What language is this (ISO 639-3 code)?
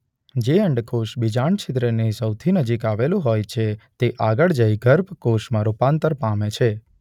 guj